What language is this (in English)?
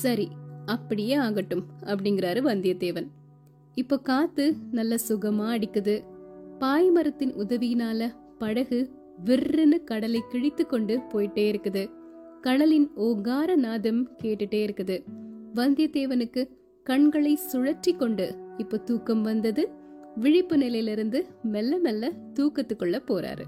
Tamil